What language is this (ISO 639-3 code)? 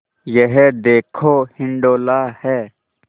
hin